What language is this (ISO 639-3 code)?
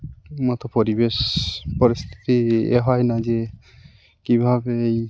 ben